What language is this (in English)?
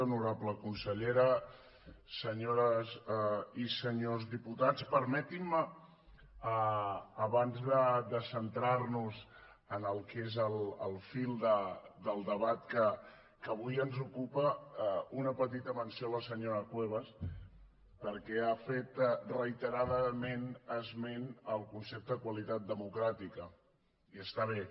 Catalan